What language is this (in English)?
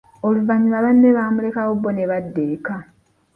Ganda